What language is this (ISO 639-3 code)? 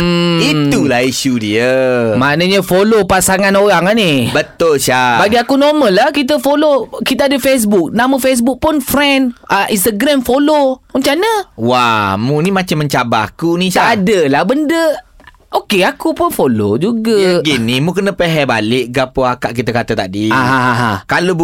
msa